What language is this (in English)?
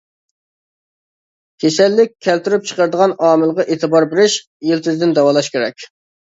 Uyghur